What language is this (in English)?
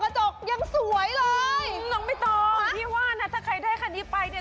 Thai